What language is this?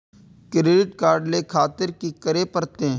Maithili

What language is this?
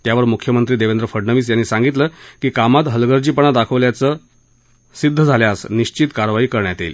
Marathi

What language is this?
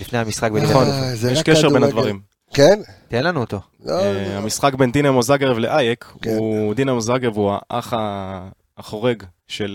Hebrew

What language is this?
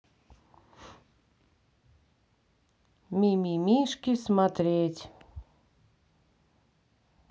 Russian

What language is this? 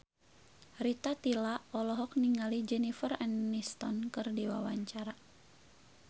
Sundanese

